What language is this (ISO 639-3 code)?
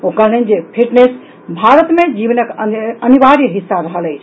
mai